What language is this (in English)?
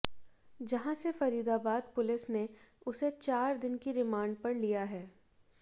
Hindi